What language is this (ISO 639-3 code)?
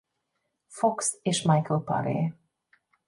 hun